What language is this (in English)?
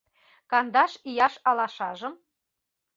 Mari